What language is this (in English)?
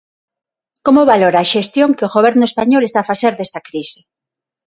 Galician